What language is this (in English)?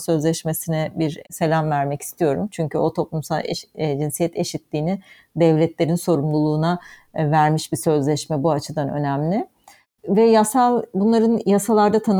Turkish